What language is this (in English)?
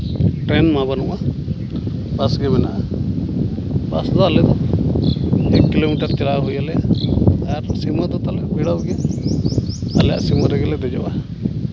Santali